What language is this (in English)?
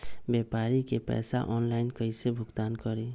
Magahi